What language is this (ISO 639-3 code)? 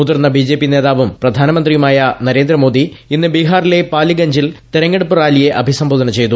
mal